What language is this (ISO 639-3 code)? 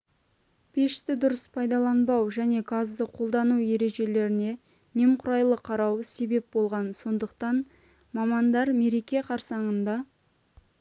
kaz